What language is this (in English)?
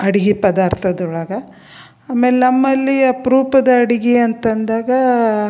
Kannada